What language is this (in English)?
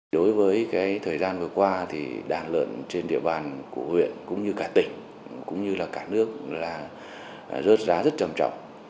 Vietnamese